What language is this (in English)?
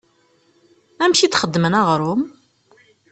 Kabyle